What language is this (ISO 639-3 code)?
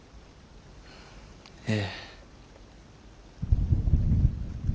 jpn